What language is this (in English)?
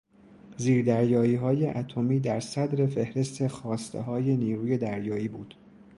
Persian